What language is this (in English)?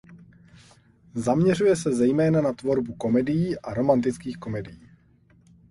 Czech